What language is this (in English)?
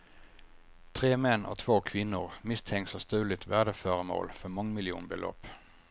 Swedish